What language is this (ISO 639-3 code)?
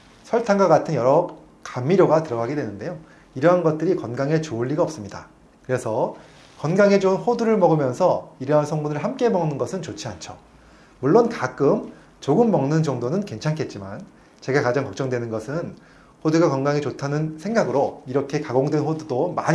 kor